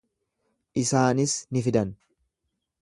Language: Oromo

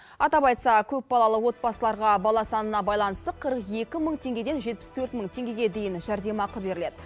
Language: Kazakh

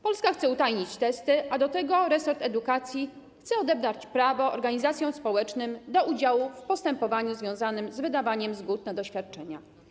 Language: Polish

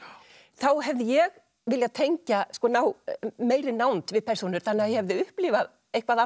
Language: Icelandic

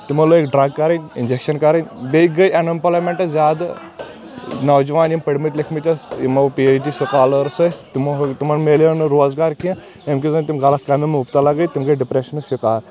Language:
Kashmiri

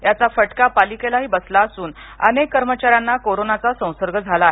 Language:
Marathi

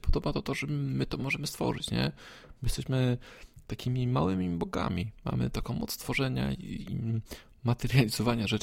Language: Polish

